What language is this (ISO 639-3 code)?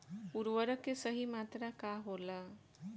bho